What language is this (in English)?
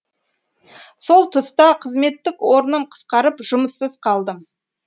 Kazakh